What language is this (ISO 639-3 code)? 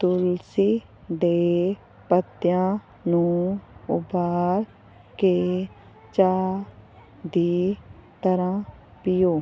pan